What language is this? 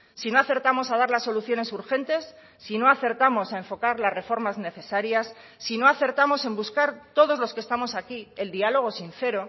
Spanish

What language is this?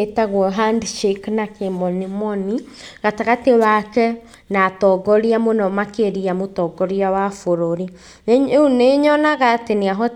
Kikuyu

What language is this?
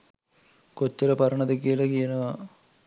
Sinhala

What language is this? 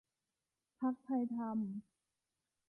Thai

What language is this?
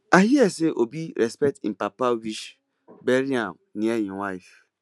Nigerian Pidgin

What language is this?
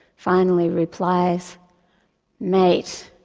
English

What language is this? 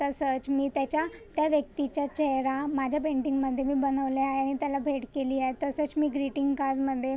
Marathi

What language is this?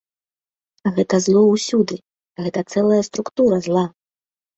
Belarusian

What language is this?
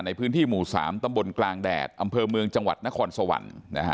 Thai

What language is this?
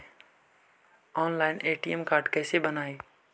Magahi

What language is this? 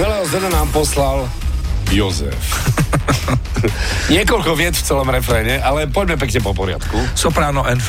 Slovak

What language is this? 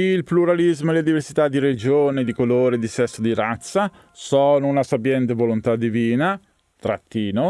Italian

